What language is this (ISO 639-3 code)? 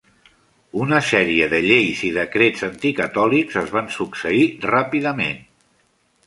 cat